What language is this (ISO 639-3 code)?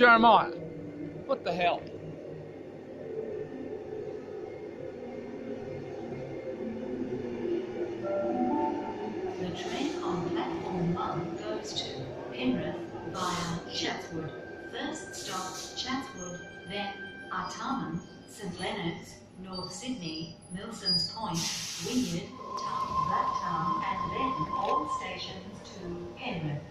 eng